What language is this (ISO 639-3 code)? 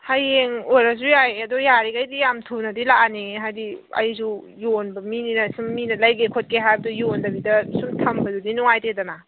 mni